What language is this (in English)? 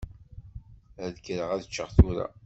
Kabyle